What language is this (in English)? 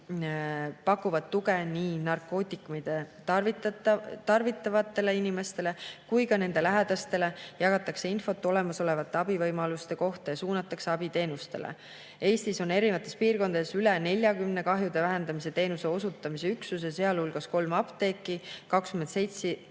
Estonian